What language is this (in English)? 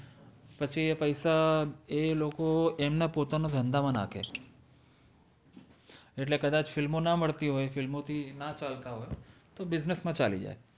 Gujarati